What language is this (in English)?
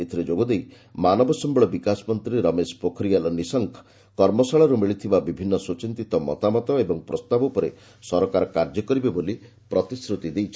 Odia